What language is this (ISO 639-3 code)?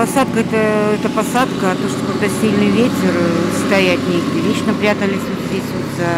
rus